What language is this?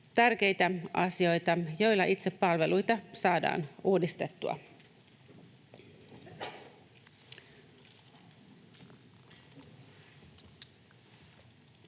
Finnish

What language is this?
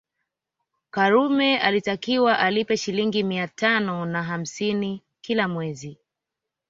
Swahili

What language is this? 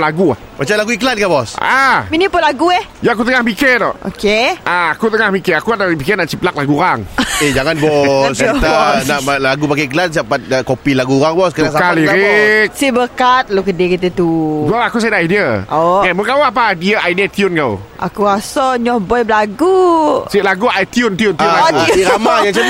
Malay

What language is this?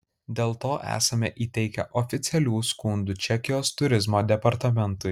Lithuanian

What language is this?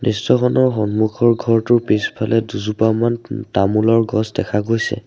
Assamese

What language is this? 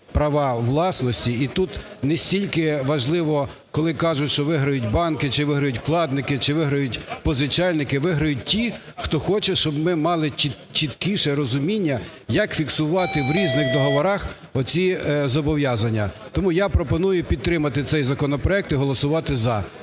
Ukrainian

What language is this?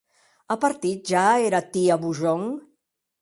Occitan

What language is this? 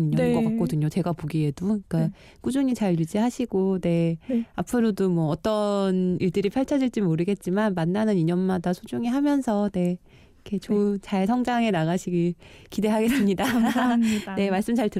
Korean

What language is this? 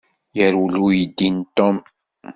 Kabyle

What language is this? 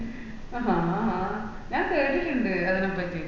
Malayalam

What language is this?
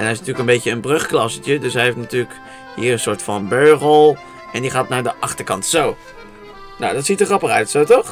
Dutch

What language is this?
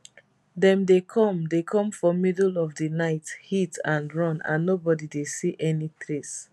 Nigerian Pidgin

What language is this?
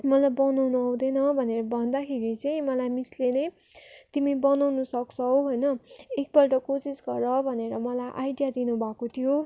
Nepali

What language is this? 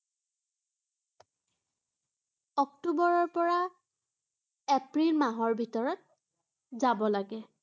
Assamese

